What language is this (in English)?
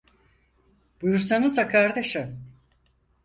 Turkish